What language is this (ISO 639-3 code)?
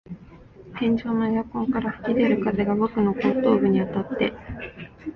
jpn